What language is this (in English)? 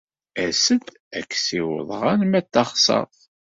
Kabyle